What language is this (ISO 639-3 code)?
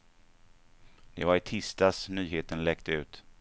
swe